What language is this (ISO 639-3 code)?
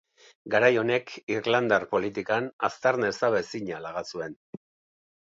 eus